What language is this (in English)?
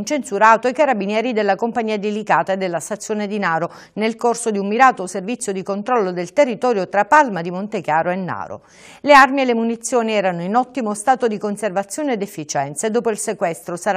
Italian